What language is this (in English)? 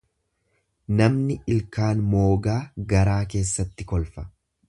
Oromo